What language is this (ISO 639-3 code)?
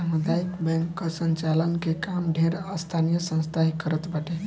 bho